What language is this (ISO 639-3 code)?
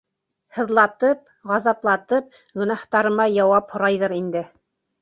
bak